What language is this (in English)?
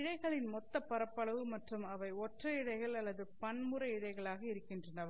Tamil